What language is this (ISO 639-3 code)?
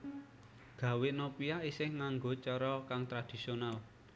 jav